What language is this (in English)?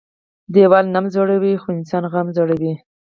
Pashto